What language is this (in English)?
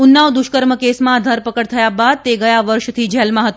Gujarati